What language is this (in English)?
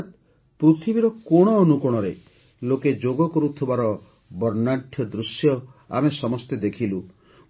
Odia